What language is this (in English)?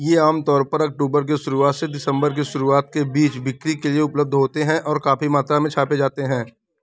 Hindi